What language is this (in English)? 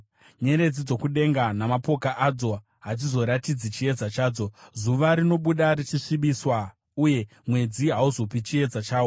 Shona